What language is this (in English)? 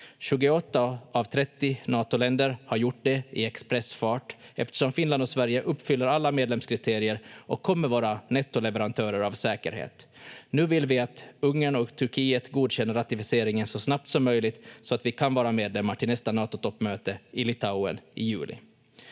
Finnish